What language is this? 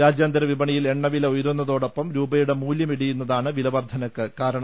Malayalam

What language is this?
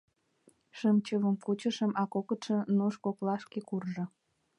Mari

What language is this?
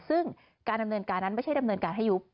Thai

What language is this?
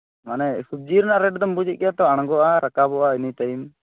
Santali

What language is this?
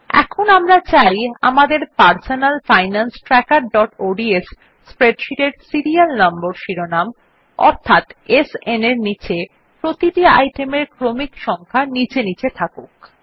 Bangla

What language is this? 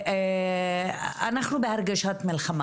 Hebrew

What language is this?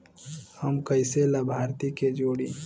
Bhojpuri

